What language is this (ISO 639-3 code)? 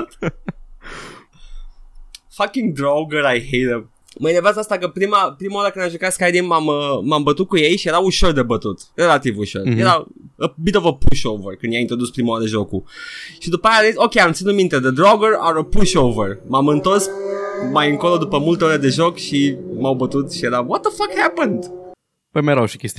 ron